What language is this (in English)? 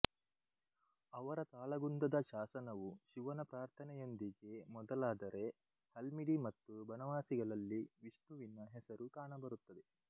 Kannada